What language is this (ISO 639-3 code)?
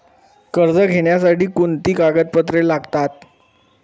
mar